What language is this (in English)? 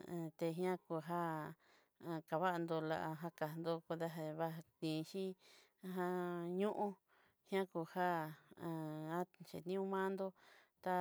Southeastern Nochixtlán Mixtec